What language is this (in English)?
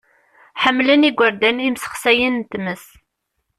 Kabyle